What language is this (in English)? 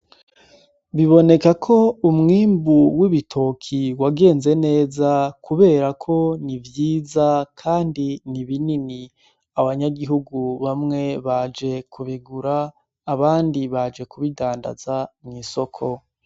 Rundi